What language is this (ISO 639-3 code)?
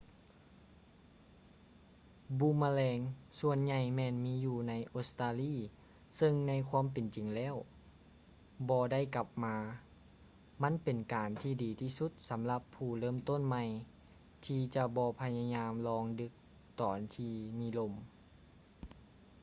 lao